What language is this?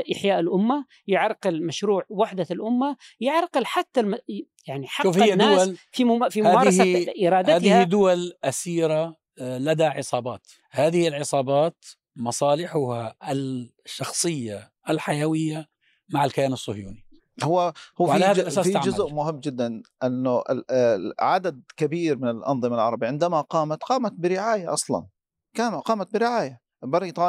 Arabic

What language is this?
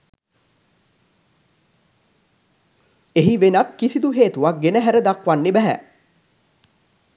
Sinhala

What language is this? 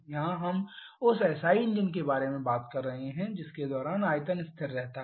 Hindi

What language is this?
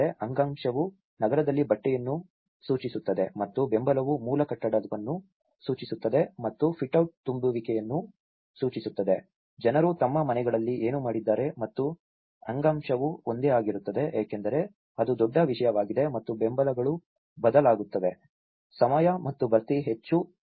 Kannada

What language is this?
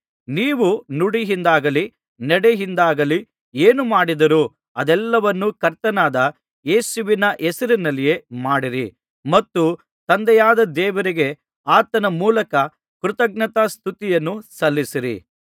Kannada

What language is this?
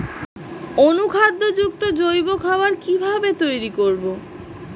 Bangla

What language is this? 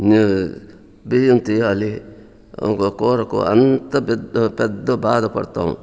Telugu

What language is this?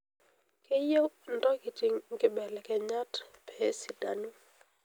Masai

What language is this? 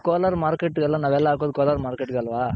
Kannada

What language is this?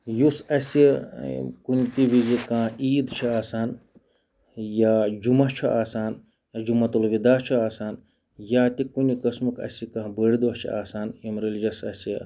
Kashmiri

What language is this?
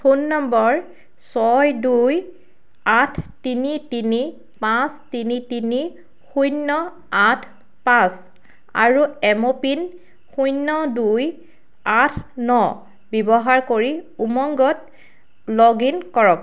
Assamese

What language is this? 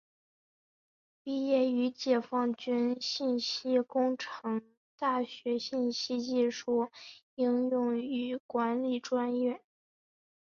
Chinese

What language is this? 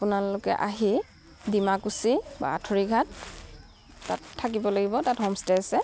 Assamese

